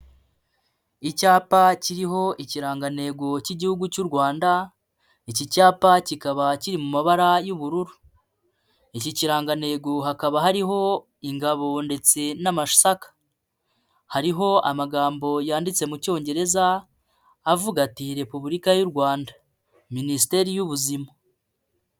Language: Kinyarwanda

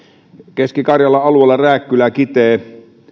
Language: Finnish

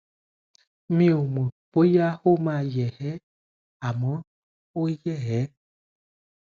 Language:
Yoruba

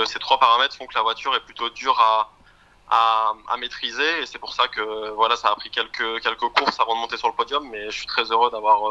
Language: French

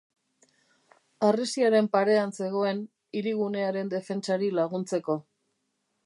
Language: Basque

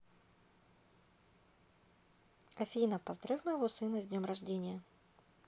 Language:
Russian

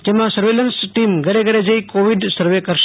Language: Gujarati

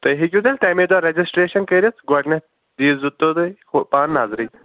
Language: Kashmiri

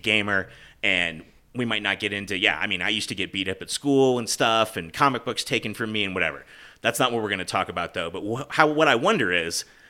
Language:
English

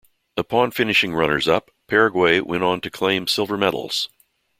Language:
English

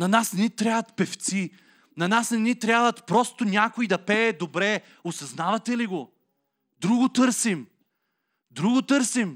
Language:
Bulgarian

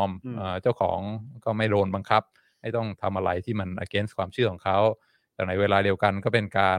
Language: Thai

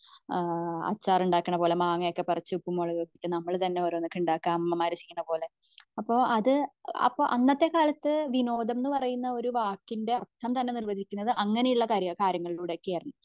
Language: Malayalam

